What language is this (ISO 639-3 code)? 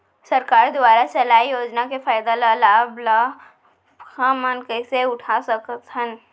hne